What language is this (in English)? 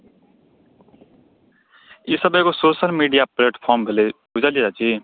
Maithili